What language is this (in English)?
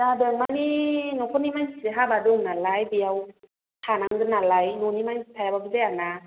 Bodo